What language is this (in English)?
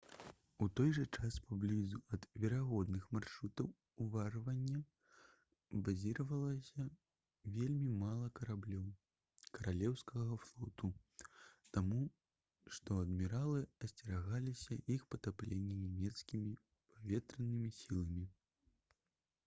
Belarusian